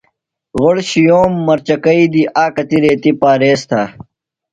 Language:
Phalura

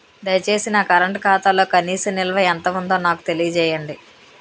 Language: Telugu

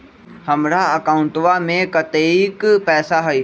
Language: Magahi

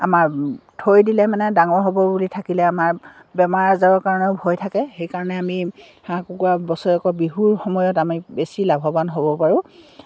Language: Assamese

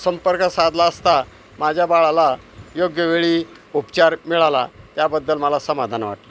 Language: Marathi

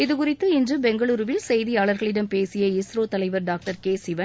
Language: Tamil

